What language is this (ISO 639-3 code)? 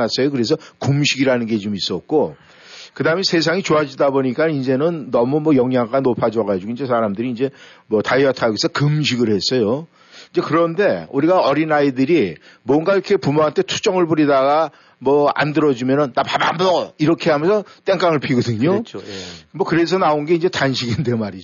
kor